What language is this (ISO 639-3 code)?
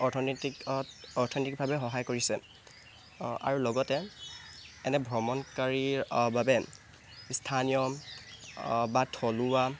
asm